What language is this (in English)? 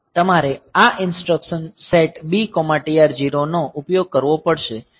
Gujarati